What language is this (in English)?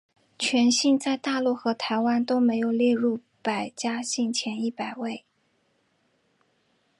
Chinese